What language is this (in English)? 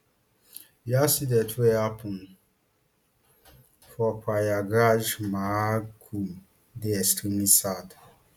Nigerian Pidgin